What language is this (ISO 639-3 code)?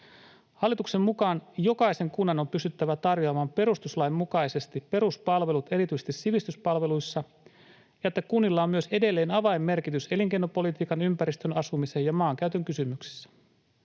fin